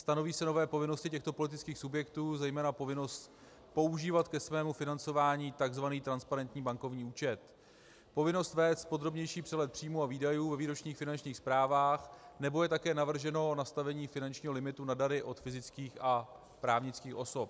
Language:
Czech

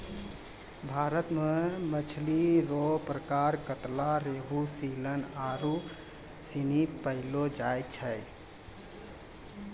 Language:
Maithili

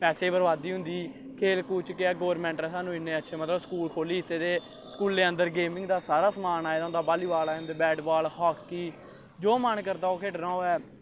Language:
Dogri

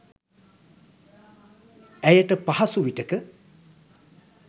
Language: Sinhala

